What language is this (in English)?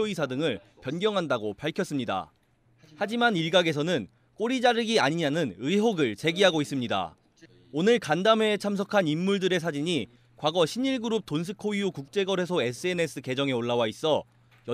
Korean